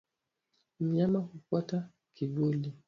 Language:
Swahili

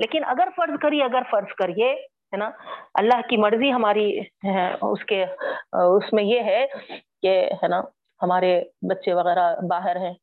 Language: Urdu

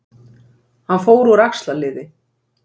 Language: Icelandic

